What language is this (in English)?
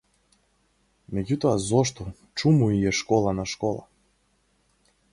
Macedonian